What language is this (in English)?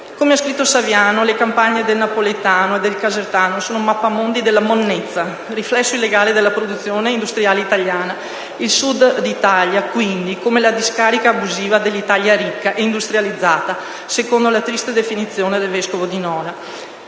Italian